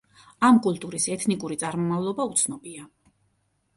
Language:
Georgian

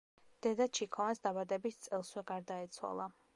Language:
Georgian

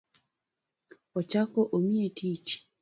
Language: Luo (Kenya and Tanzania)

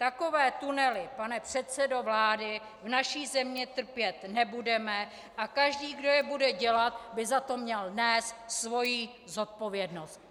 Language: Czech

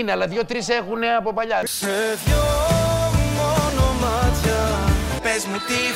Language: Greek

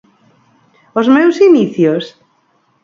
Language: Galician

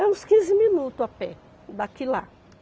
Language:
Portuguese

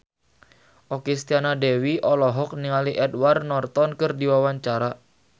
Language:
Sundanese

